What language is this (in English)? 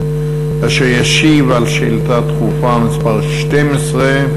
Hebrew